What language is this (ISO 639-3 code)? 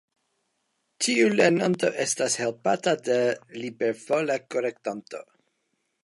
epo